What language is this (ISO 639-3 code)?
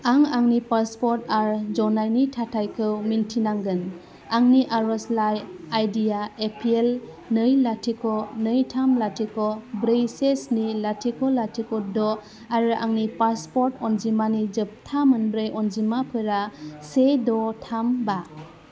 brx